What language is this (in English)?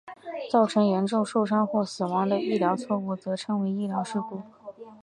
Chinese